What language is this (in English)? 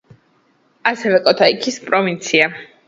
Georgian